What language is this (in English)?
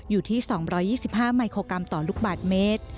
Thai